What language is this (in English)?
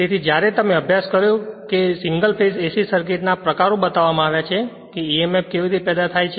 Gujarati